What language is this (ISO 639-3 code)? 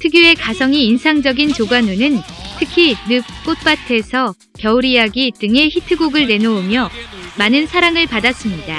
kor